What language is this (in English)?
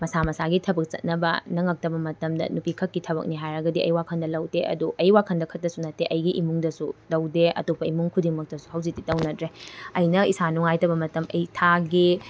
Manipuri